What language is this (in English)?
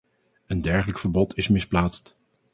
Dutch